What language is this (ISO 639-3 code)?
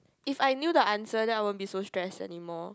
eng